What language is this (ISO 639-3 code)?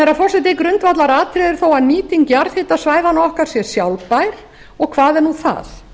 isl